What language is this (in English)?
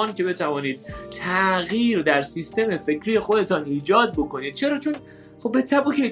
Persian